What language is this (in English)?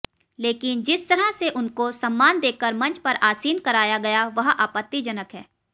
Hindi